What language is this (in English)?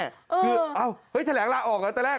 Thai